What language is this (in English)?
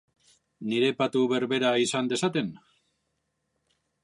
Basque